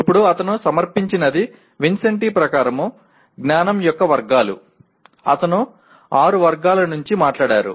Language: Telugu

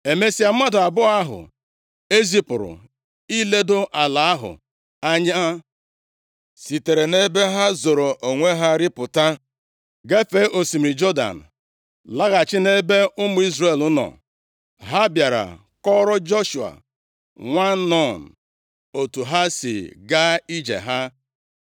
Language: Igbo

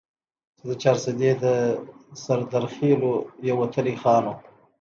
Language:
Pashto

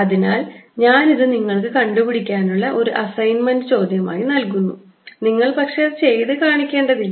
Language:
Malayalam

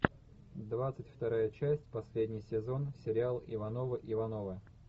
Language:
Russian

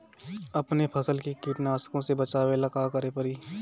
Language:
Bhojpuri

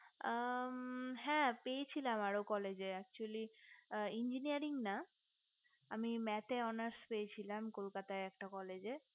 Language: Bangla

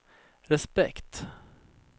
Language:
Swedish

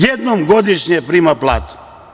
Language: Serbian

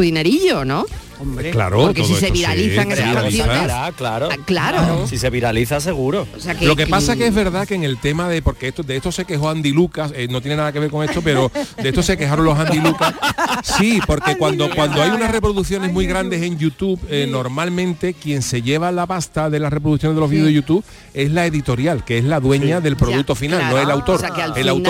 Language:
Spanish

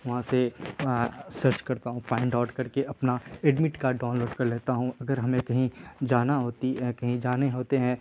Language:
Urdu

